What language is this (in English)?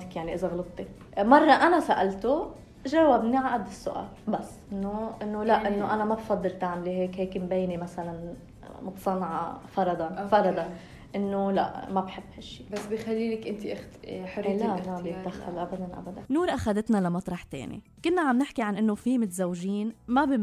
Arabic